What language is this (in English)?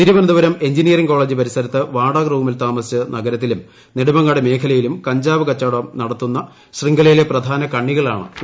Malayalam